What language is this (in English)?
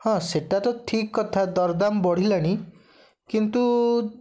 Odia